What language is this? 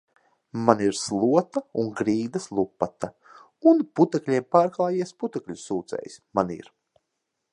Latvian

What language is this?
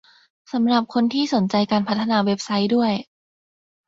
Thai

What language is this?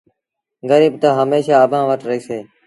Sindhi Bhil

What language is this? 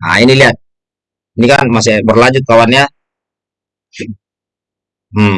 Indonesian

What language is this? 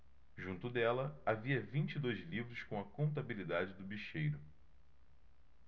Portuguese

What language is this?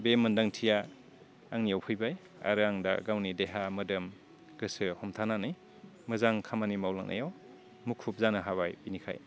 Bodo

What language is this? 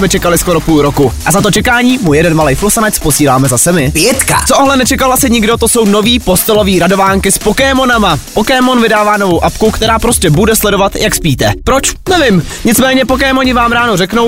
Czech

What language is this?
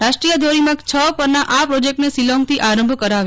Gujarati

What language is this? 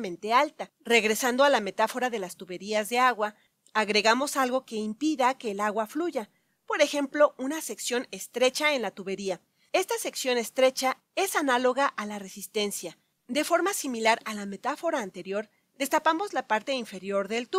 Spanish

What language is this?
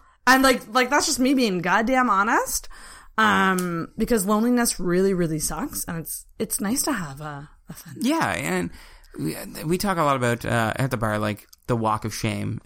English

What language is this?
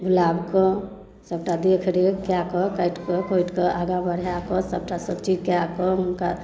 Maithili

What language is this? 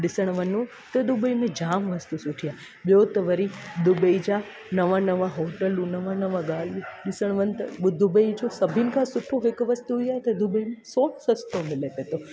Sindhi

